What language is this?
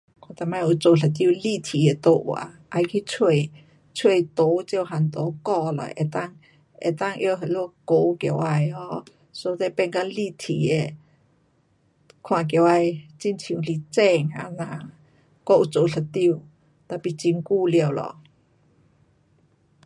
Pu-Xian Chinese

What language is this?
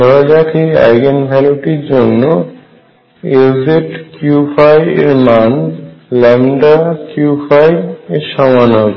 Bangla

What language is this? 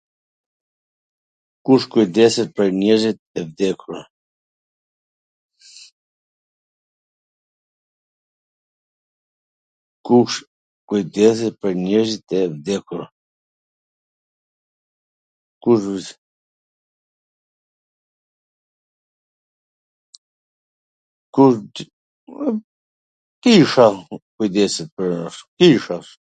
Gheg Albanian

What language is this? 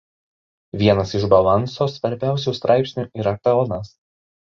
Lithuanian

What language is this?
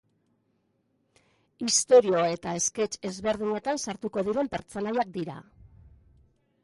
Basque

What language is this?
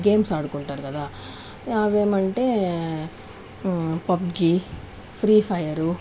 Telugu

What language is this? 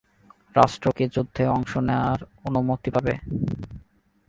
Bangla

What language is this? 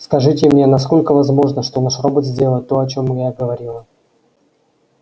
Russian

